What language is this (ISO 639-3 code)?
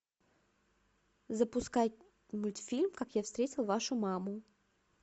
rus